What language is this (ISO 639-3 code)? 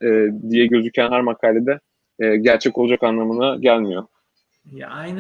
tur